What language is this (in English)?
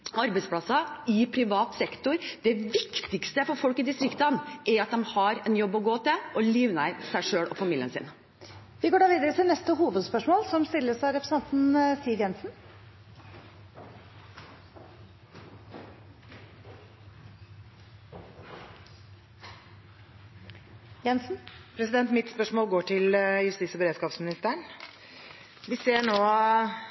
Norwegian Bokmål